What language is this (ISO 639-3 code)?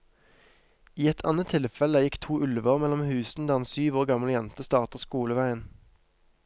nor